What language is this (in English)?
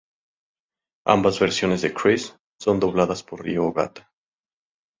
Spanish